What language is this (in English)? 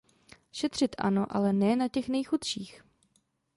Czech